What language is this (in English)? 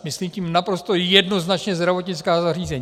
Czech